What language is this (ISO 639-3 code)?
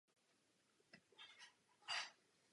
ces